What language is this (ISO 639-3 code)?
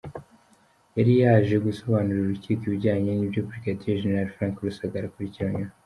kin